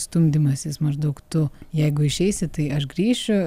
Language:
Lithuanian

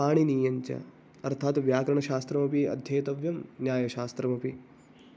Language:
Sanskrit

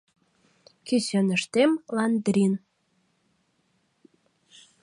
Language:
Mari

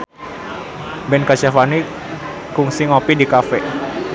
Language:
Sundanese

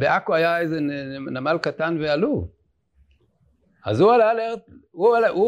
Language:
Hebrew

